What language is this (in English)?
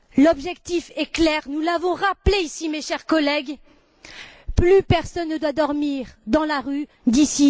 French